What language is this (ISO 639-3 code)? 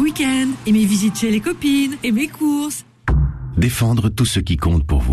fra